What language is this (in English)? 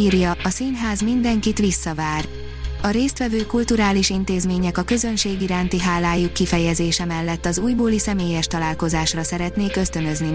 Hungarian